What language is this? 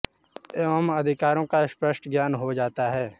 Hindi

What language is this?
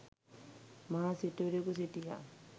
Sinhala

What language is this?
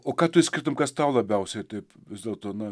Lithuanian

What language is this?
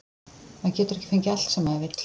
Icelandic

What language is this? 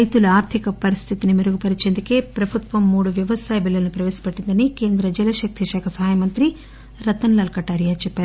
Telugu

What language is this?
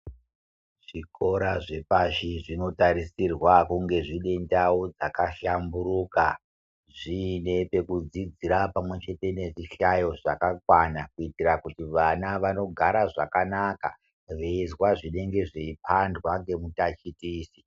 Ndau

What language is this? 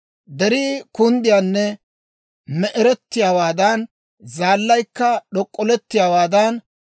Dawro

